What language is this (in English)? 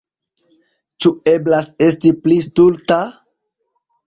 Esperanto